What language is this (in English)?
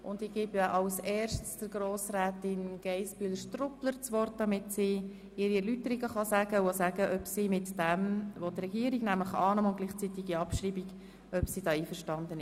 Swiss German